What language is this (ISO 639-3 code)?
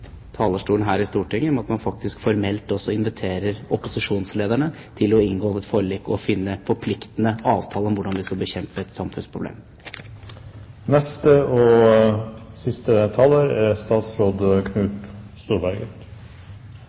nob